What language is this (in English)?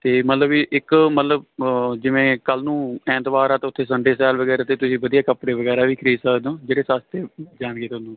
Punjabi